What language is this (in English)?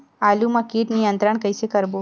Chhattisgarhi